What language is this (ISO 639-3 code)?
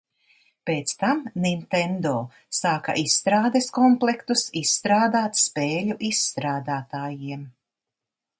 lav